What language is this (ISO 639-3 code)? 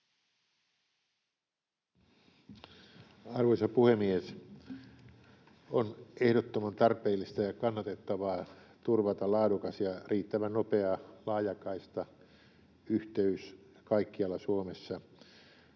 fin